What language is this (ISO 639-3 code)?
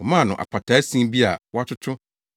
aka